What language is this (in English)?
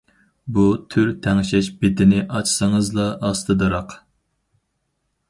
Uyghur